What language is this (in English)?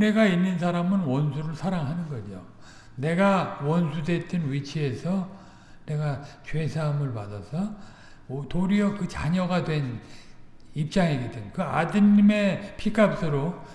Korean